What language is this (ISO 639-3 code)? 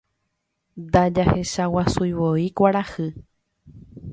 grn